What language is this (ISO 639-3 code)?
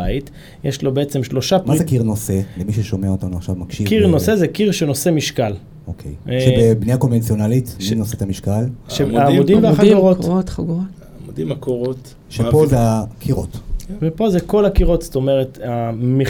heb